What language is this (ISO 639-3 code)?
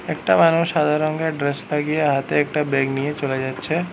ben